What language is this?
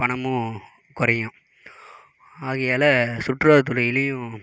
Tamil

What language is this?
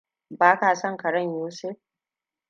Hausa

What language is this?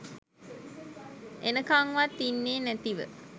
Sinhala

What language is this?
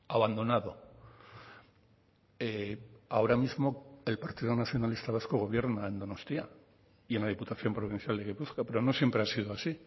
Spanish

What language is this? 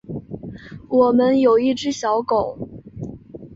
Chinese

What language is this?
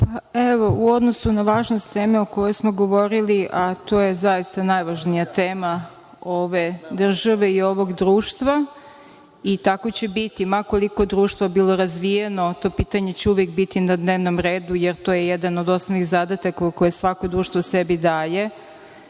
Serbian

